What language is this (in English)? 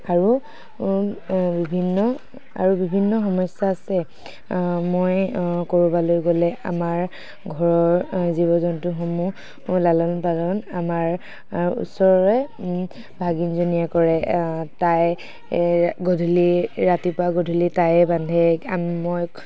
Assamese